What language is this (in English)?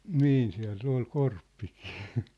Finnish